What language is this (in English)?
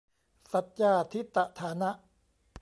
Thai